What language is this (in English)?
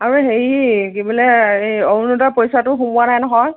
Assamese